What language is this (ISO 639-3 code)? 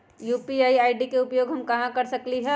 mag